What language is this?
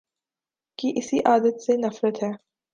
Urdu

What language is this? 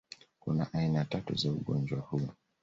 Swahili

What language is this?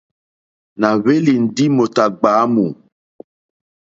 Mokpwe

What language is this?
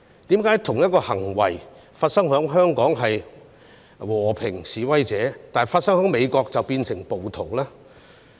Cantonese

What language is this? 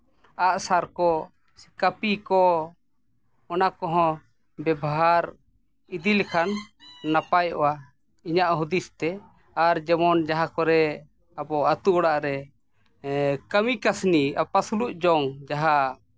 Santali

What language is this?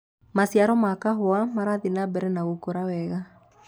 Kikuyu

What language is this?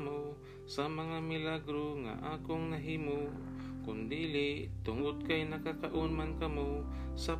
Filipino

